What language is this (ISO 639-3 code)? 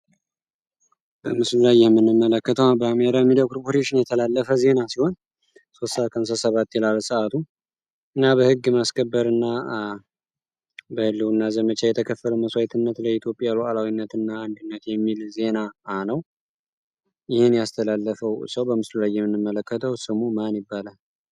amh